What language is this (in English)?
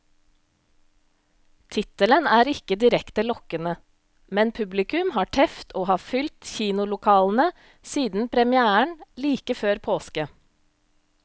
Norwegian